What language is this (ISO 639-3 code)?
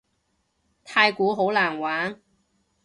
yue